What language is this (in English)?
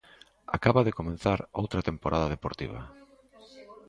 Galician